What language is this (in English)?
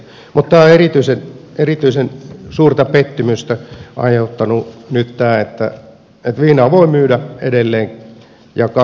Finnish